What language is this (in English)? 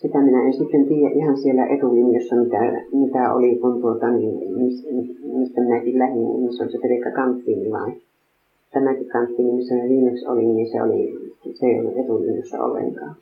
Finnish